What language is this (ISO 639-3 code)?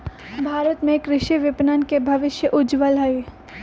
mag